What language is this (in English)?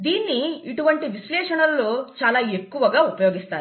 Telugu